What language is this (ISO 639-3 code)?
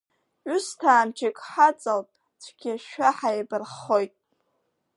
abk